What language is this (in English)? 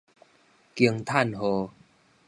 Min Nan Chinese